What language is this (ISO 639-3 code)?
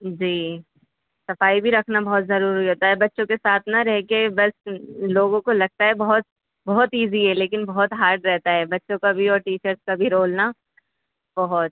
urd